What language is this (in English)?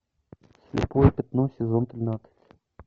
Russian